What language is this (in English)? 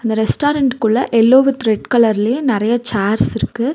Tamil